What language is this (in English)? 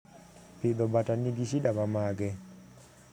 Luo (Kenya and Tanzania)